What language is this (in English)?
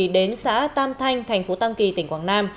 Vietnamese